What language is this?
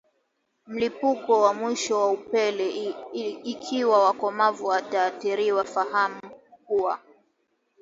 Swahili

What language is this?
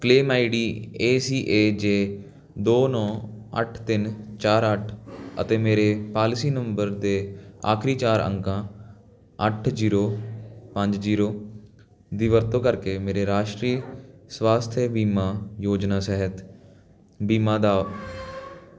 Punjabi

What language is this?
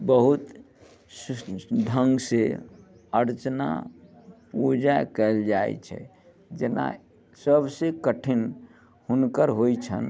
Maithili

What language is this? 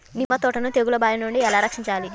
Telugu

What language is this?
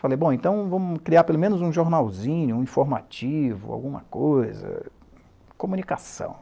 Portuguese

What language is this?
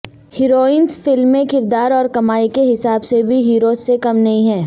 Urdu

